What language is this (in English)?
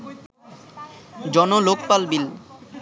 Bangla